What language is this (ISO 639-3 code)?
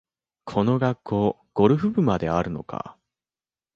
jpn